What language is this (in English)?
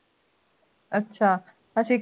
Punjabi